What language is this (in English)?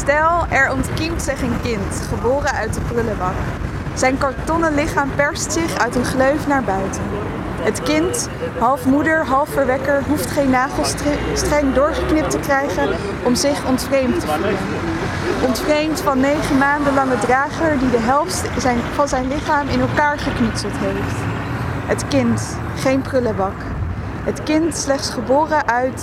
Dutch